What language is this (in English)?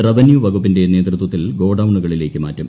Malayalam